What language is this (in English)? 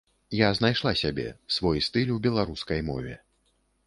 Belarusian